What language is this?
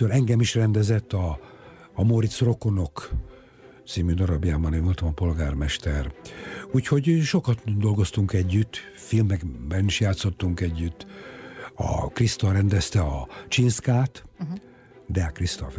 Hungarian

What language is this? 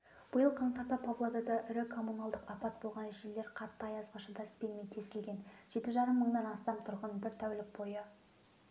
Kazakh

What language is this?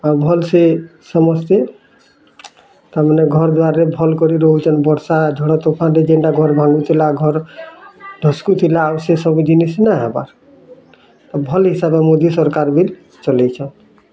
Odia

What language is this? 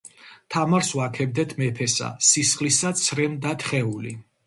Georgian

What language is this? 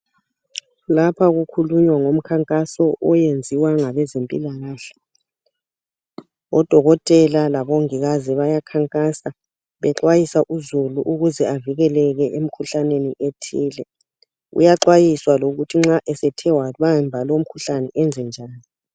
North Ndebele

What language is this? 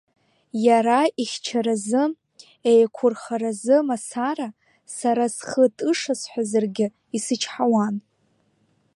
Abkhazian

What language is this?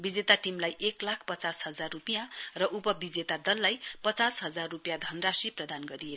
Nepali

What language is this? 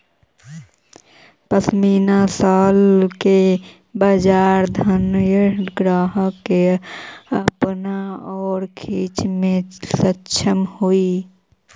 Magahi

